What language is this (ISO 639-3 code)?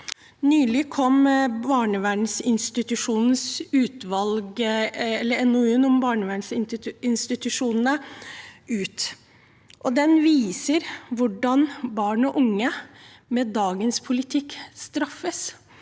nor